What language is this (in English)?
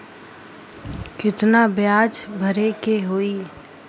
Bhojpuri